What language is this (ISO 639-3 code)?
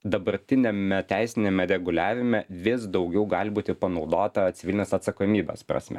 lit